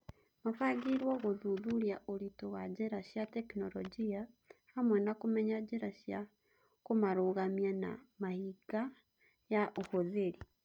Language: Kikuyu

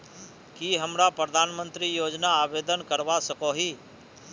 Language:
Magahi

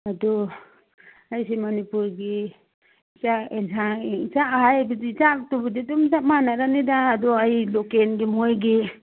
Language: Manipuri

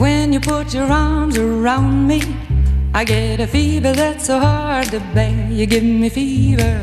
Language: Greek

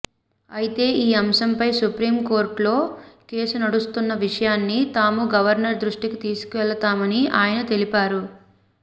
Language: Telugu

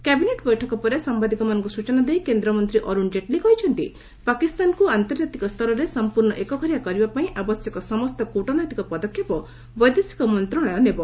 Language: Odia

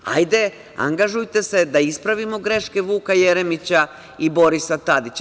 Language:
Serbian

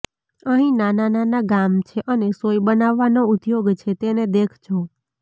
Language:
Gujarati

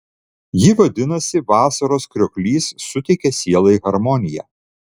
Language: Lithuanian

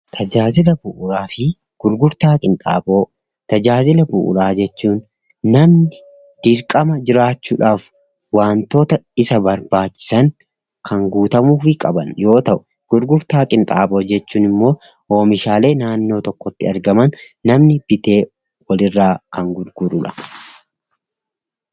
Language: Oromo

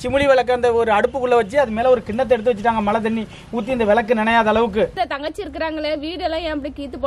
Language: Korean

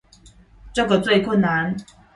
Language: Chinese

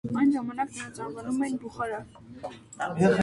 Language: Armenian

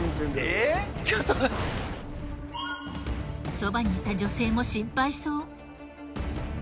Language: Japanese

